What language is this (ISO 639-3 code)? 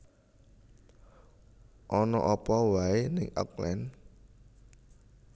jav